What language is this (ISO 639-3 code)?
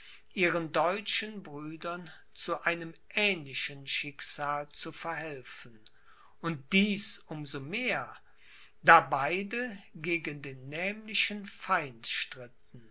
deu